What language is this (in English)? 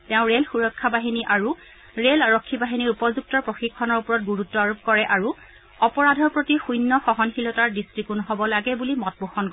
Assamese